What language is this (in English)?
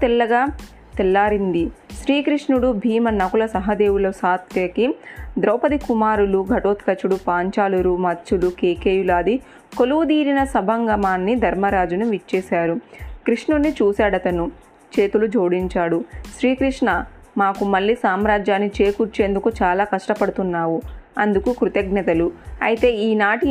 Telugu